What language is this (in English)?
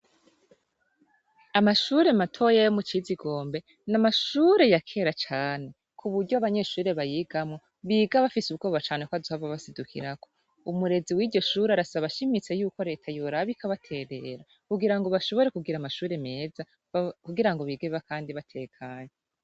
Rundi